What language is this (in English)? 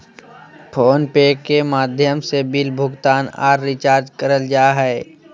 Magahi